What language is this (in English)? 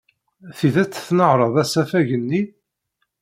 Kabyle